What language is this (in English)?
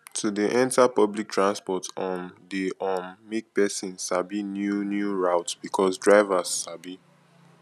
Nigerian Pidgin